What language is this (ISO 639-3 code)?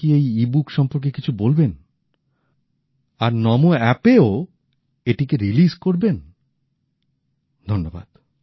ben